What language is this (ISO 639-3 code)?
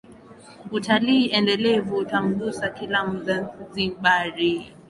swa